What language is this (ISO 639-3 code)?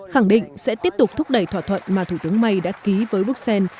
vie